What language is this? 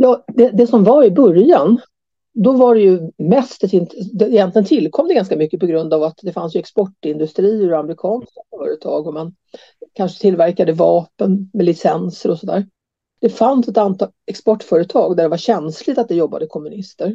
Swedish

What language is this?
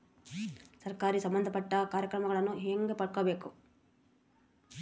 Kannada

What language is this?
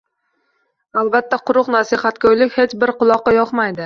Uzbek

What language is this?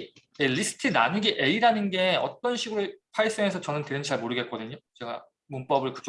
Korean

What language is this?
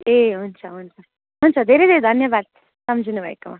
Nepali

